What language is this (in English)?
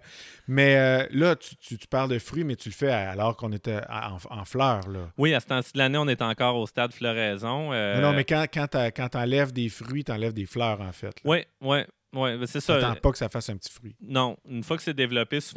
French